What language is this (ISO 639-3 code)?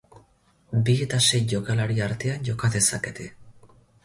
eus